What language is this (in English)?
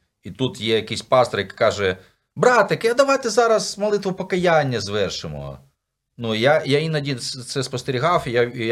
Ukrainian